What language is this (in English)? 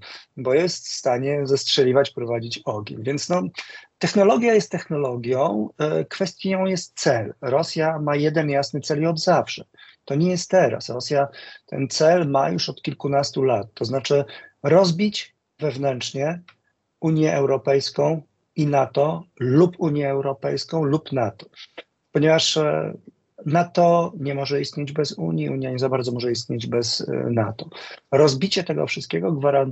Polish